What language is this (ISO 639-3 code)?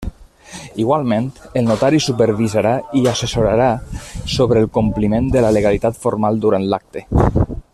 cat